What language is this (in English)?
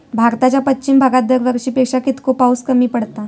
Marathi